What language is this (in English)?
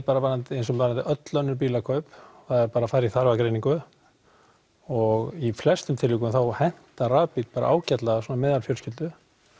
Icelandic